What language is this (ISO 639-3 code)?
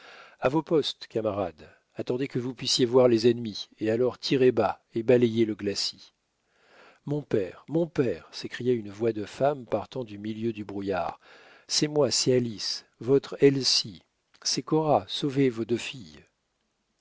fra